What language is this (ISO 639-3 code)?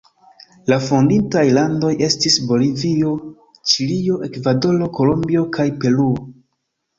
epo